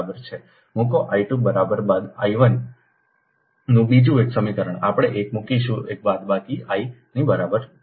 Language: Gujarati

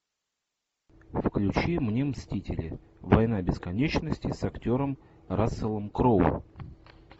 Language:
Russian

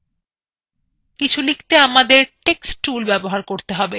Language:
Bangla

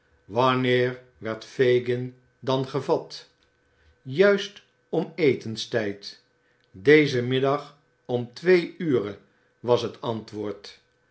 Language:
Dutch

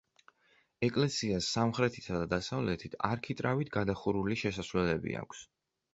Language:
Georgian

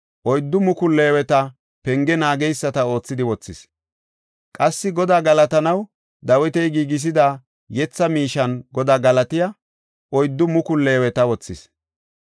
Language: Gofa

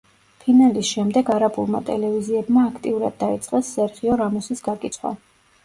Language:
Georgian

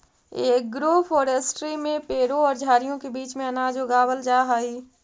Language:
Magahi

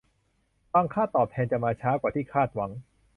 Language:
Thai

